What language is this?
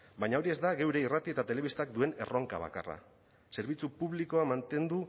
Basque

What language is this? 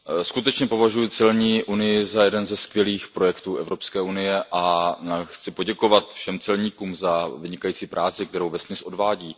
Czech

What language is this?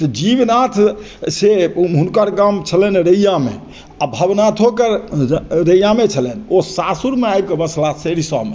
Maithili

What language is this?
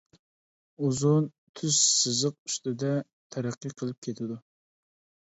Uyghur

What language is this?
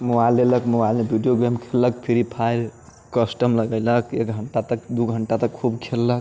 Maithili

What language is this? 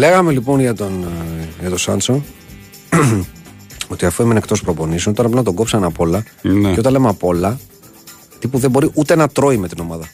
Greek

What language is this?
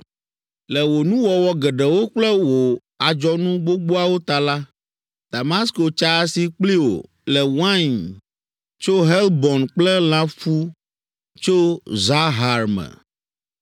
Ewe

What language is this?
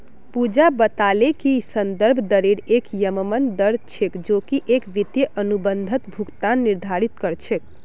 Magahi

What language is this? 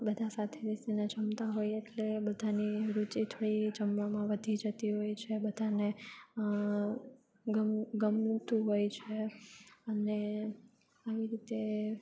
Gujarati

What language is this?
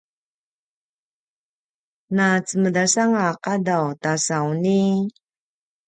Paiwan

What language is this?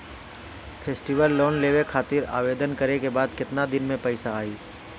Bhojpuri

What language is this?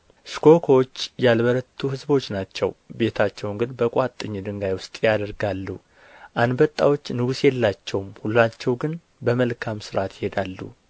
Amharic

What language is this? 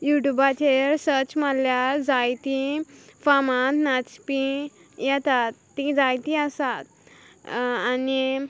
Konkani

